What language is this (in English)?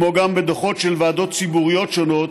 Hebrew